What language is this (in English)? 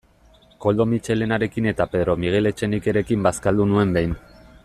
Basque